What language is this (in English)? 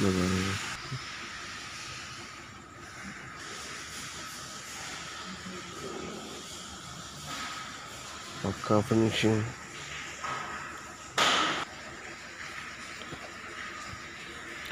Arabic